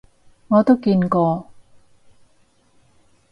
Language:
Cantonese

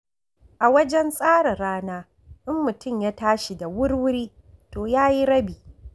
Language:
Hausa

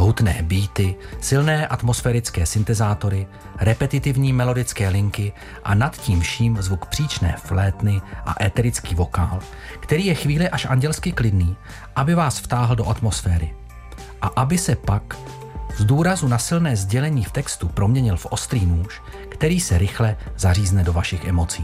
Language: Czech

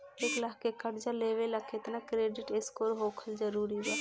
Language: Bhojpuri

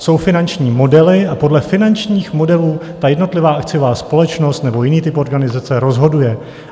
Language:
Czech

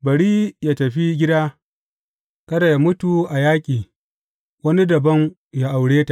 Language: Hausa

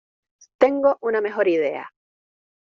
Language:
Spanish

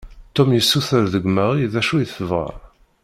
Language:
Kabyle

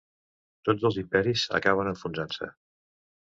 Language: Catalan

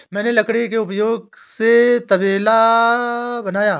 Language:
Hindi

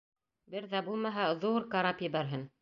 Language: Bashkir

